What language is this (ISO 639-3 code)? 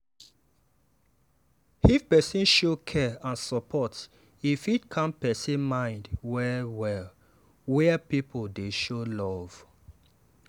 pcm